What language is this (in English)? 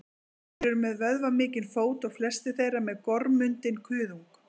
Icelandic